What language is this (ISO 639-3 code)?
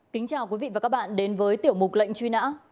vie